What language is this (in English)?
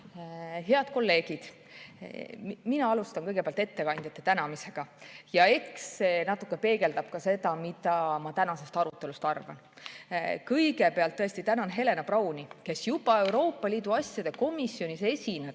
Estonian